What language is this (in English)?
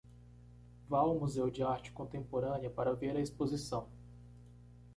Portuguese